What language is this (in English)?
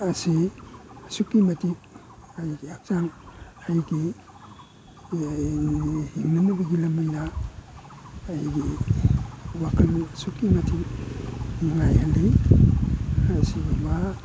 Manipuri